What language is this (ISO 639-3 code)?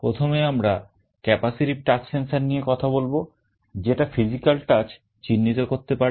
ben